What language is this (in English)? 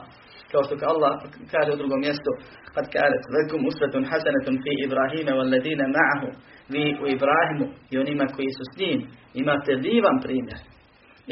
Croatian